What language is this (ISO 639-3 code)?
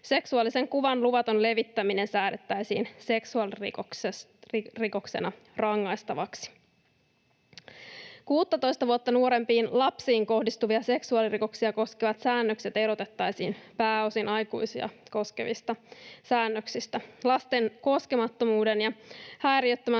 fin